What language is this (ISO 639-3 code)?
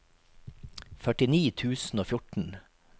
nor